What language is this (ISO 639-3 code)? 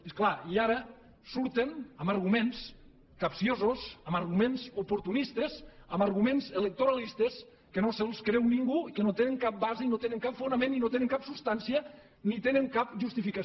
cat